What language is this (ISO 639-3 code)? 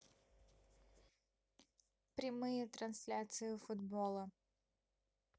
rus